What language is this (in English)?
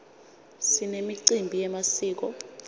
Swati